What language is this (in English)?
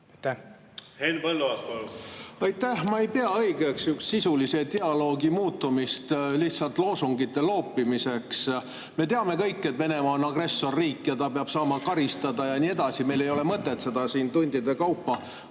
Estonian